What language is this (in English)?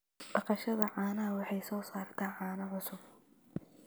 Somali